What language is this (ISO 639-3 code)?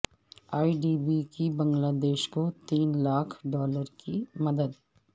urd